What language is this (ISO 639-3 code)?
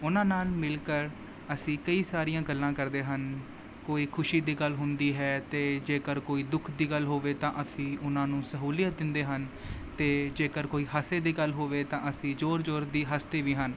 pan